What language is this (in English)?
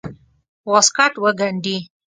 Pashto